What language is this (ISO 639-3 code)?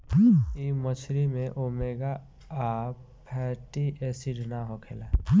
bho